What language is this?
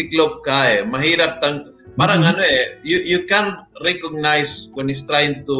Filipino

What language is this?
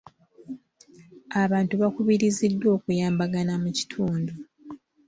Ganda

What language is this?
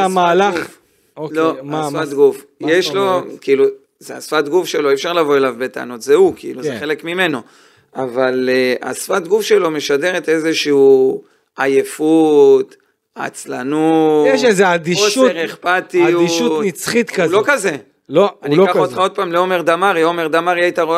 Hebrew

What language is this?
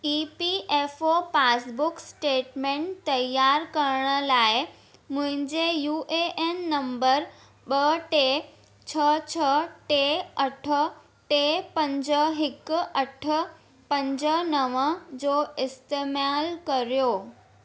Sindhi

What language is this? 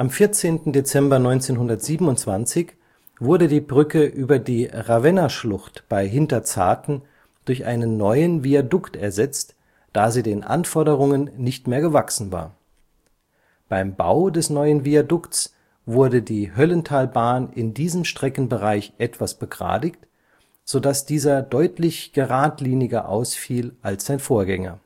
German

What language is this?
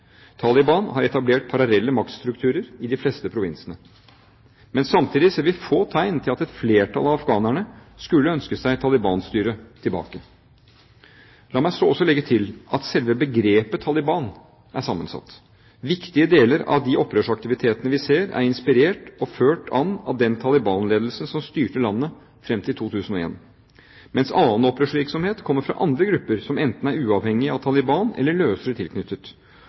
Norwegian Bokmål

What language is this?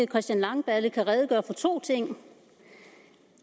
Danish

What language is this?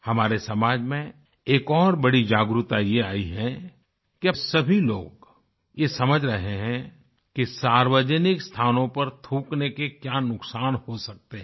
Hindi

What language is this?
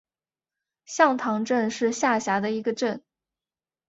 Chinese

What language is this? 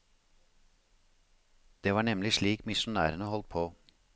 Norwegian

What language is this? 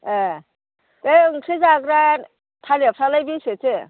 Bodo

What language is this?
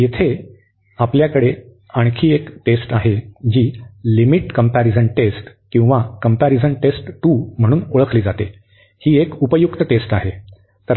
Marathi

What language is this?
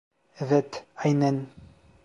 Turkish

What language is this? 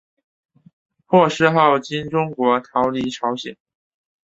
Chinese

